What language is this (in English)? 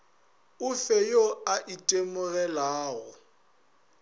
Northern Sotho